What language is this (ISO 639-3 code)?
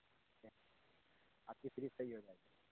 urd